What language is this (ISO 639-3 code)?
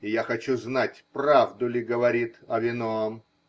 rus